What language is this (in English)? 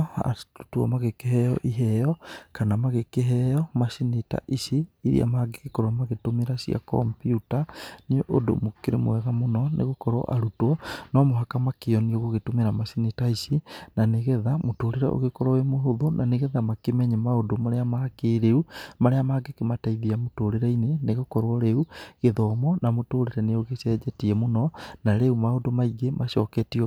Kikuyu